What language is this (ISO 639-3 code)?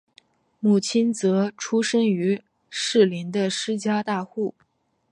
zho